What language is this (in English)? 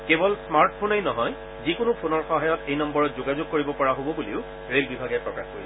Assamese